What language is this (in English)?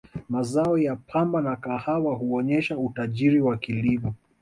Swahili